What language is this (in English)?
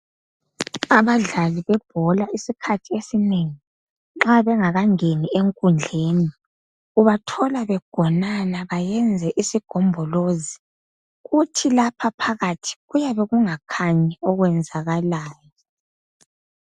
North Ndebele